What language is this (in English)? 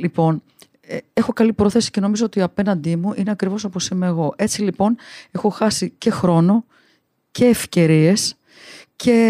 Greek